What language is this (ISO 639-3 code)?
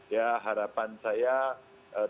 ind